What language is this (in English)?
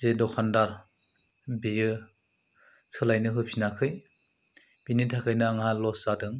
Bodo